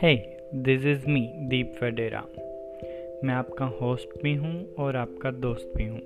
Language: Hindi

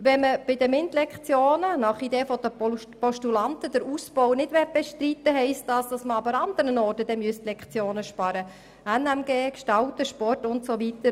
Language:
Swiss German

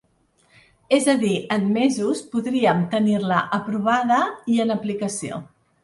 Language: Catalan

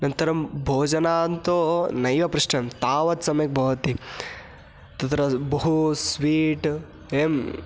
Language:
Sanskrit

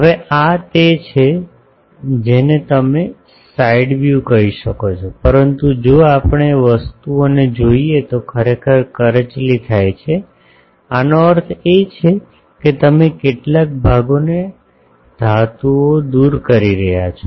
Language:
Gujarati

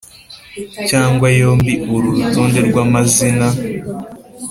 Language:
Kinyarwanda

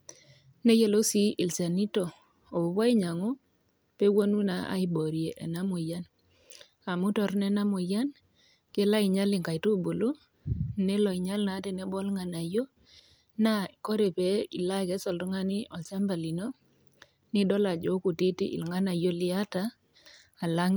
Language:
Masai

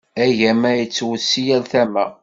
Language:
Kabyle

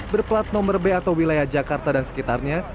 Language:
Indonesian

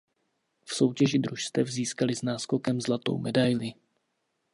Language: Czech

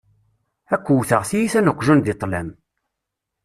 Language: Kabyle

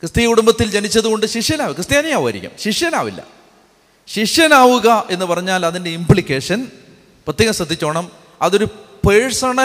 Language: Malayalam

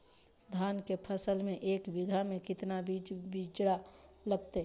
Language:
Magahi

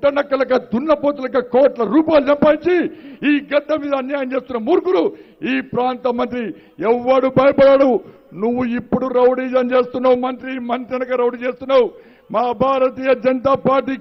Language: Romanian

